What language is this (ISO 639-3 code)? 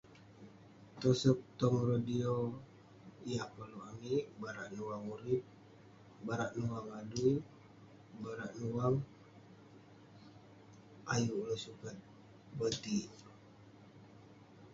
pne